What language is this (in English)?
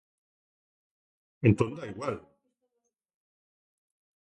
Galician